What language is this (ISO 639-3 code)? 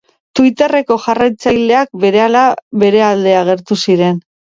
eus